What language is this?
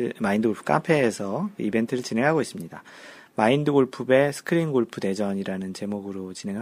Korean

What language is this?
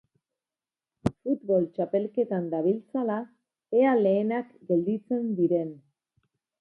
Basque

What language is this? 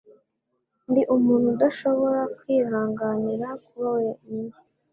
Kinyarwanda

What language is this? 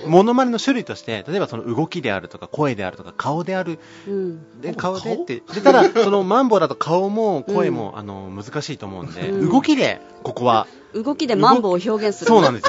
Japanese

